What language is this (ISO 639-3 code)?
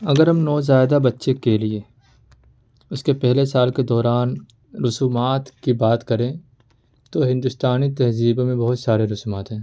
urd